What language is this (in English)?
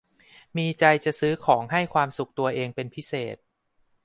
Thai